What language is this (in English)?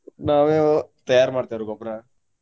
Kannada